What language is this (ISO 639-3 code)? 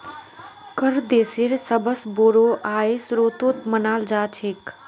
mag